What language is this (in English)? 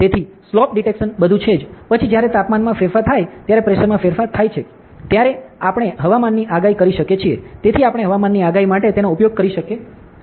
Gujarati